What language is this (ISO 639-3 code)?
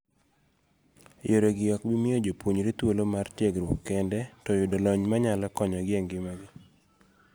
luo